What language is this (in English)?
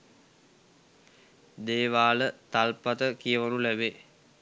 Sinhala